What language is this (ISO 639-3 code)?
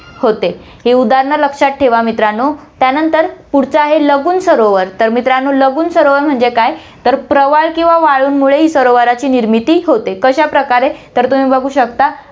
mar